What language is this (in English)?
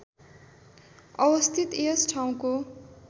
Nepali